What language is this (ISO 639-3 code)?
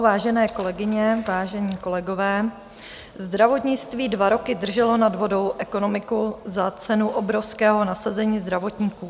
ces